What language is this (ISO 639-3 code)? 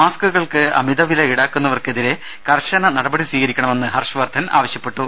mal